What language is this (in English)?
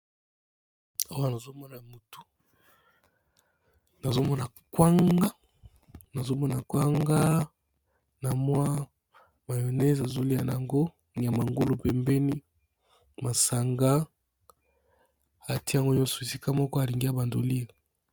Lingala